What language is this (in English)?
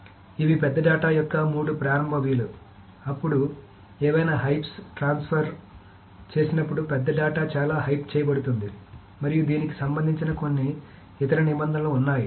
Telugu